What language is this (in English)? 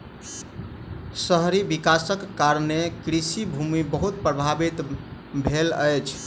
Maithili